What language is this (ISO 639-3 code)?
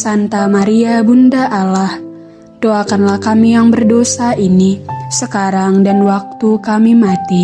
ind